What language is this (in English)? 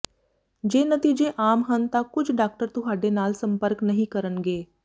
Punjabi